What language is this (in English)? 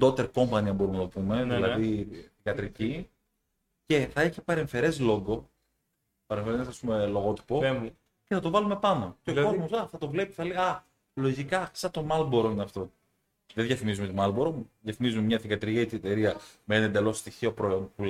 Greek